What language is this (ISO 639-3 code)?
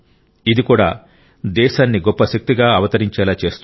tel